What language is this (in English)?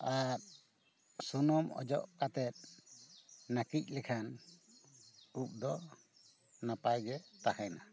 Santali